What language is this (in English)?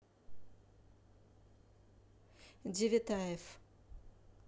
Russian